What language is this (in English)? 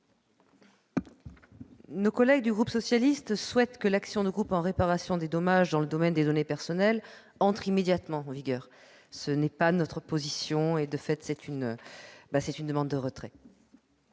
French